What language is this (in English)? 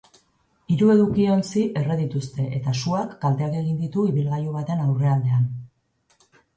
Basque